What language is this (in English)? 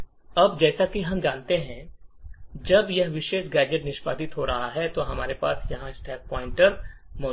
Hindi